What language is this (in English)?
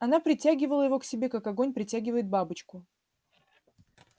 Russian